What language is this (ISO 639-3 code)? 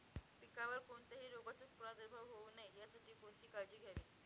mar